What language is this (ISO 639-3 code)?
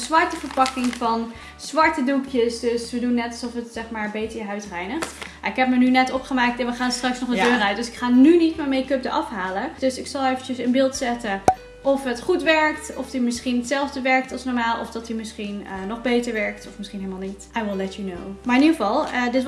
nld